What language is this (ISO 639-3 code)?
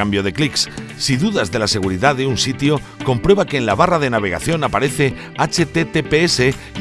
spa